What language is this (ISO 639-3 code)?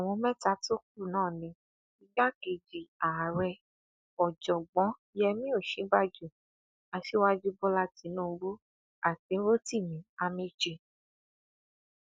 yor